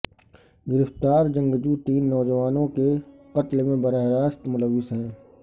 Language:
Urdu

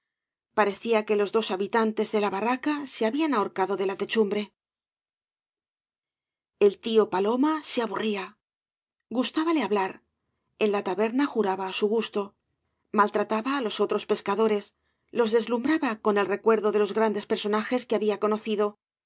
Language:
Spanish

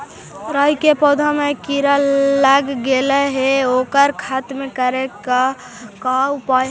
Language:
Magahi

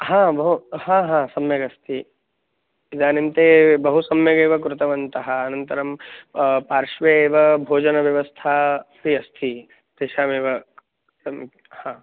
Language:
Sanskrit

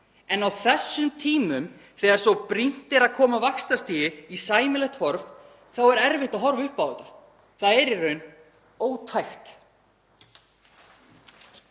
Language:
Icelandic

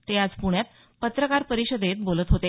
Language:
Marathi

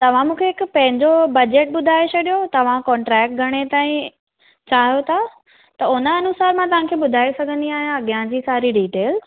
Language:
Sindhi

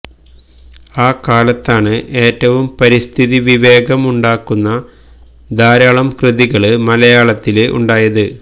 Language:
Malayalam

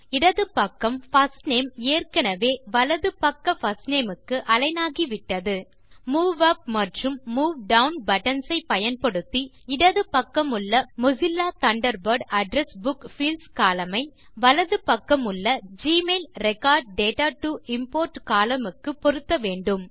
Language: Tamil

